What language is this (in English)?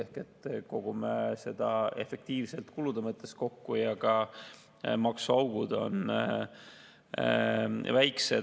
Estonian